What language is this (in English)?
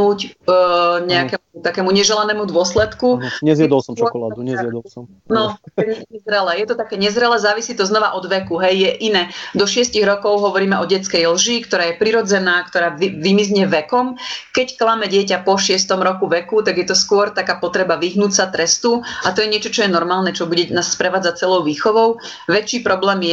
Slovak